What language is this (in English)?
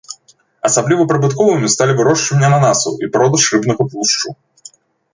Belarusian